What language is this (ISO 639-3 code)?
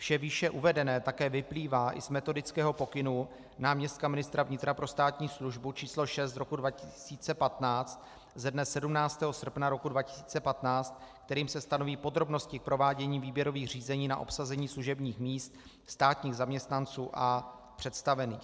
ces